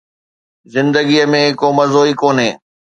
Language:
Sindhi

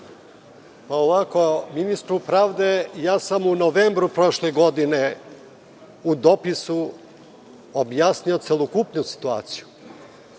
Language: Serbian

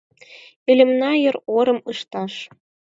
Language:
Mari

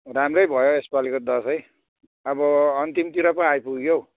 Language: Nepali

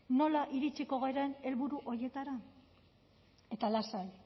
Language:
Basque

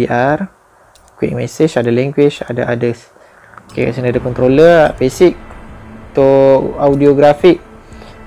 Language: Malay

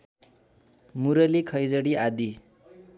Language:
Nepali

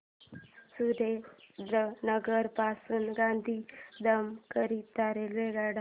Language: Marathi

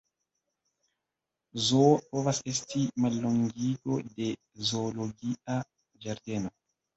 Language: Esperanto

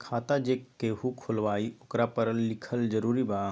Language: Magahi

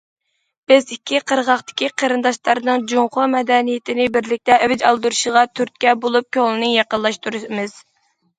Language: Uyghur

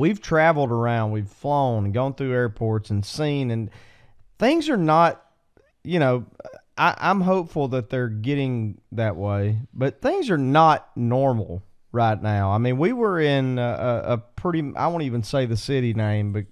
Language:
English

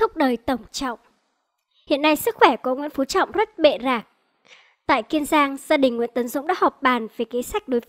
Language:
Vietnamese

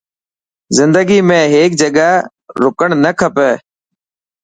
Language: Dhatki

